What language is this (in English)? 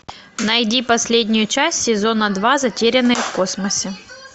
Russian